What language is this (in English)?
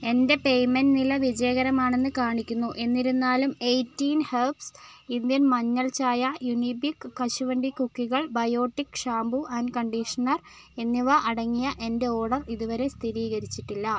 Malayalam